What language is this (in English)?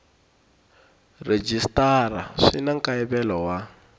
Tsonga